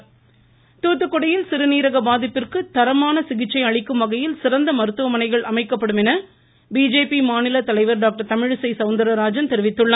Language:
Tamil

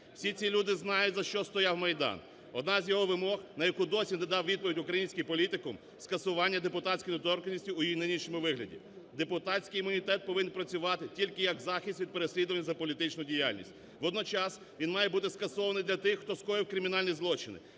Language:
Ukrainian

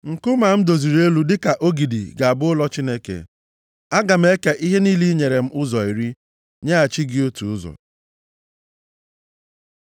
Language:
Igbo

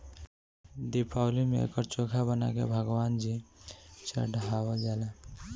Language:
Bhojpuri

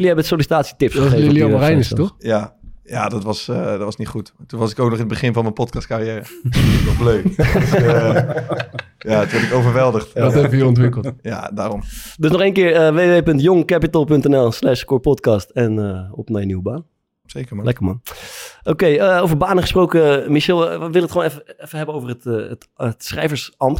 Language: Dutch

